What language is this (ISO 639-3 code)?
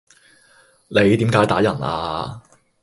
yue